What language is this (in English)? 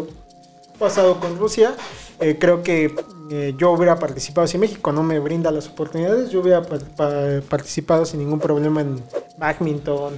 Spanish